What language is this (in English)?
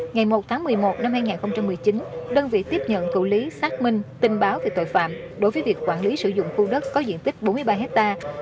Vietnamese